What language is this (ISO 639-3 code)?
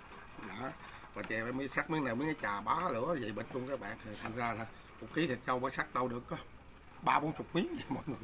vie